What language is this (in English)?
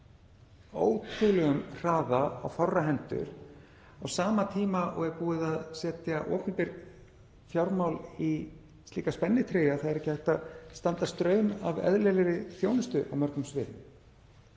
Icelandic